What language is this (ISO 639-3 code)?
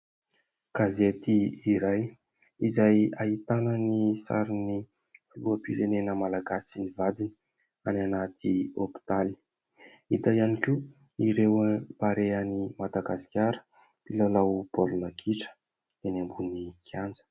mlg